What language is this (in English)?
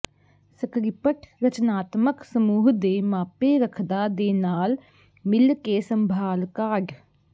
Punjabi